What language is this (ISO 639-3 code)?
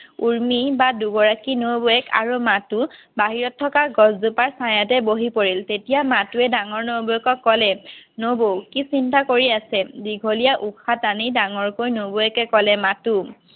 asm